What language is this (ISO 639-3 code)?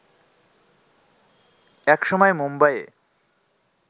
ben